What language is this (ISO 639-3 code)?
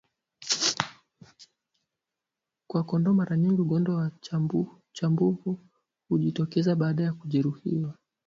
swa